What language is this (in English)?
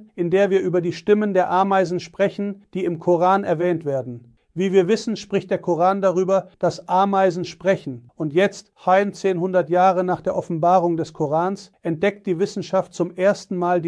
German